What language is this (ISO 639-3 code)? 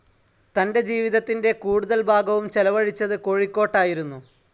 mal